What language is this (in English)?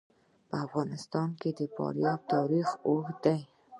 Pashto